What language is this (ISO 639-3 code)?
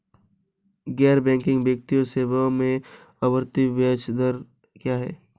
hin